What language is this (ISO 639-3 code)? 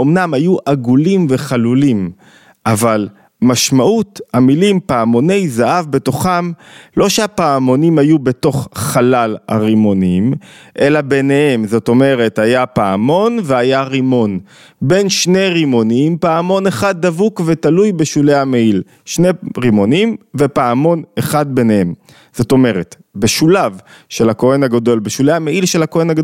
heb